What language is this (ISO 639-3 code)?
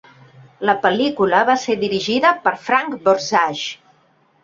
cat